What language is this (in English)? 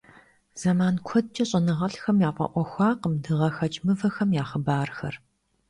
Kabardian